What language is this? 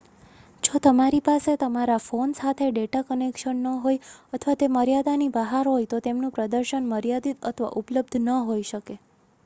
Gujarati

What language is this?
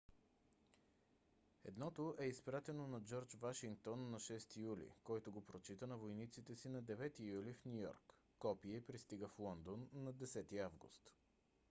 Bulgarian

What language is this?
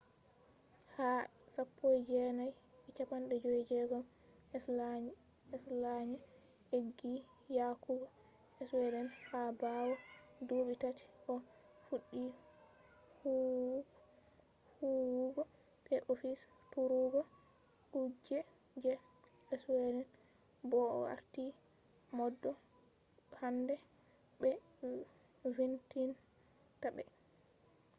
Fula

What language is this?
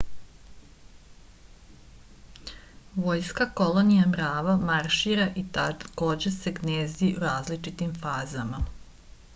Serbian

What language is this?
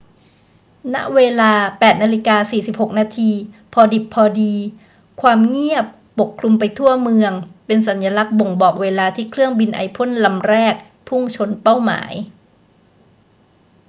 Thai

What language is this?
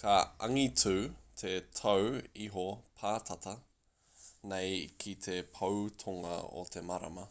Māori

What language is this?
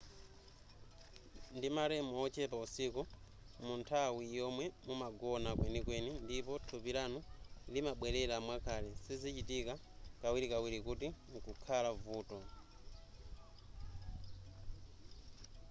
Nyanja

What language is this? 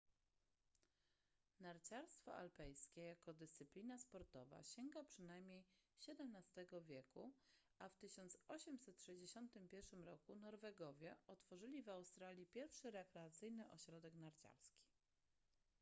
Polish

